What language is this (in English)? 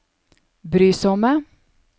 Norwegian